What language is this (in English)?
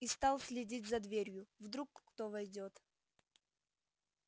Russian